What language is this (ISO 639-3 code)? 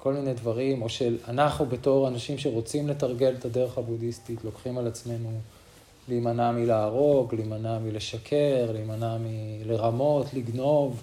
heb